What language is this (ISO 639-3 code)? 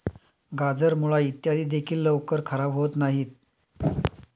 mar